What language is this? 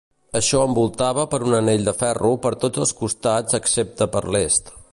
Catalan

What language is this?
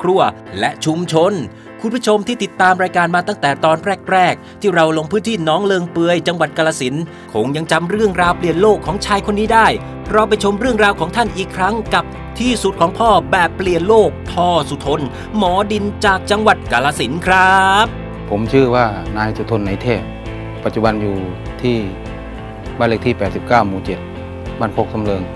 Thai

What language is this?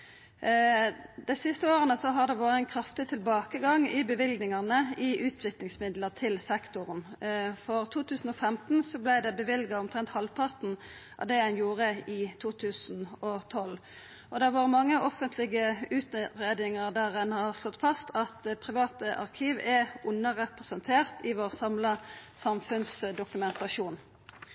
Norwegian Nynorsk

